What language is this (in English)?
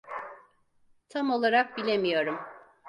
Turkish